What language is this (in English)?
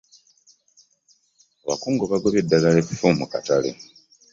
Ganda